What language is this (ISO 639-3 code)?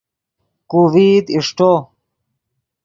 ydg